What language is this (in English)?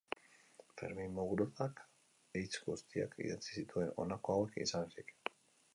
Basque